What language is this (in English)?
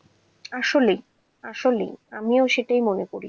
Bangla